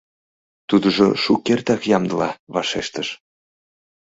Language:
Mari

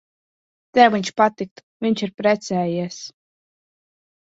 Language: Latvian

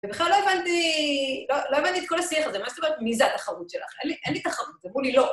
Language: Hebrew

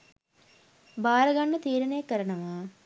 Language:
Sinhala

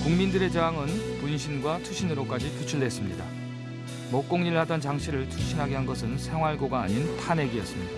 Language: Korean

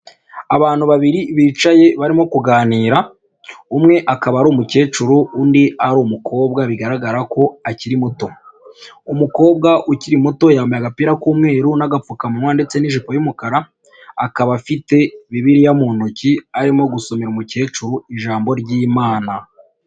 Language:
Kinyarwanda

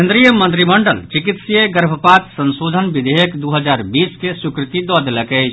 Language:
Maithili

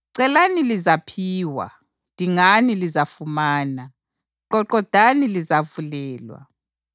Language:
North Ndebele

